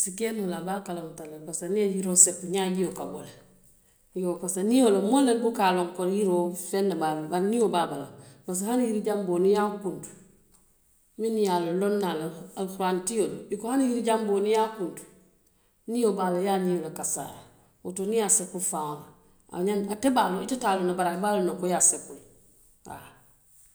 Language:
Western Maninkakan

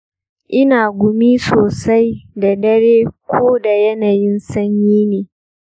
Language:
Hausa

